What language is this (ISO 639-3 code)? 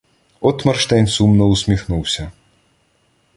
ukr